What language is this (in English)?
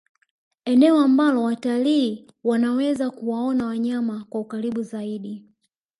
Swahili